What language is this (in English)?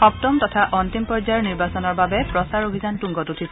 Assamese